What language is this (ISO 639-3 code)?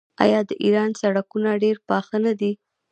pus